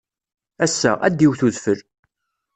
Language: Kabyle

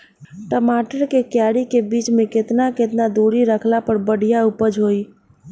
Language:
Bhojpuri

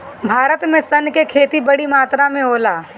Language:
Bhojpuri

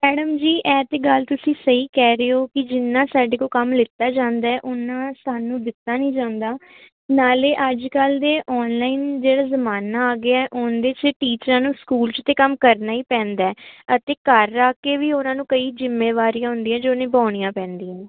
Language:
Punjabi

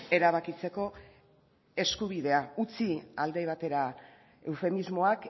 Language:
Basque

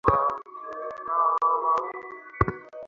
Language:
Bangla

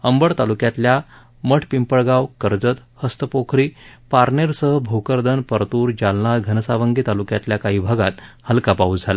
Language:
Marathi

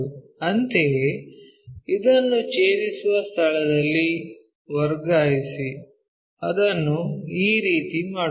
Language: Kannada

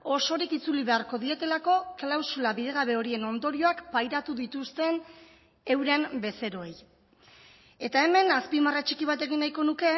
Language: Basque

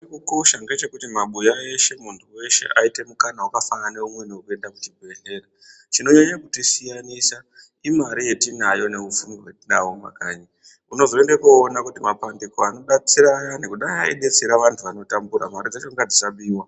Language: Ndau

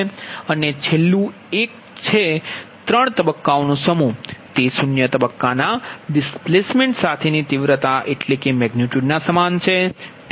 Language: Gujarati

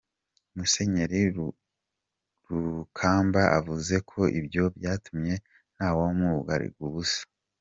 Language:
Kinyarwanda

